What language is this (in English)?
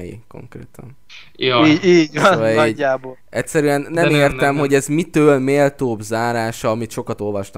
Hungarian